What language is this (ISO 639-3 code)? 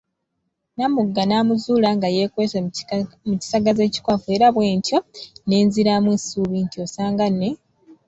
lug